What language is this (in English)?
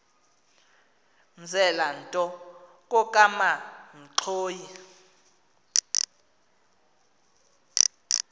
Xhosa